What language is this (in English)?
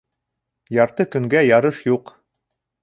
Bashkir